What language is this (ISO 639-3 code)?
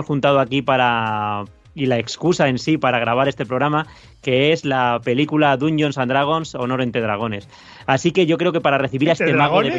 spa